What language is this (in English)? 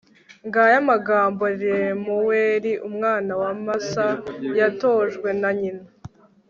Kinyarwanda